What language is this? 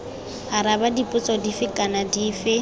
Tswana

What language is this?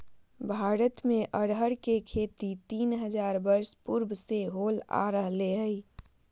Magahi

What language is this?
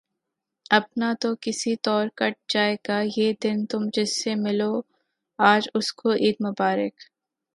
Urdu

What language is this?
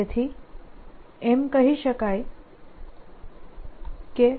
Gujarati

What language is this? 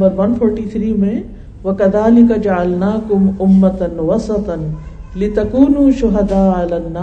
Urdu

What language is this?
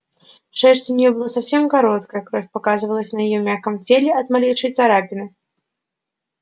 Russian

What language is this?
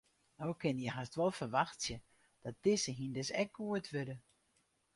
Western Frisian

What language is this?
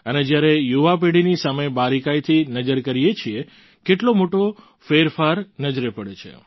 Gujarati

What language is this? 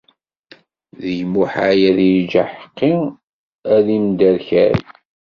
Kabyle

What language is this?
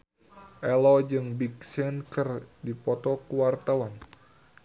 Sundanese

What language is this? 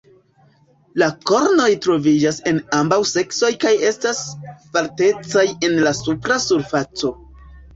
Esperanto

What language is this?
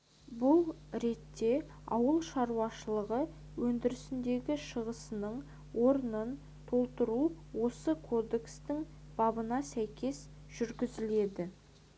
Kazakh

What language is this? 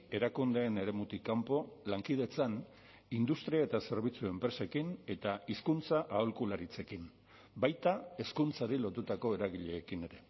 Basque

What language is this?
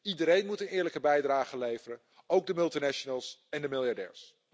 Dutch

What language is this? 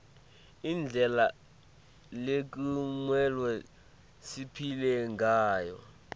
Swati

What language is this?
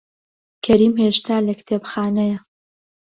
Central Kurdish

